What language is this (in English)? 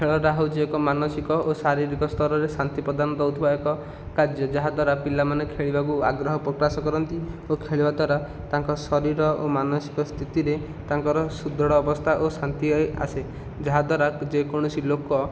Odia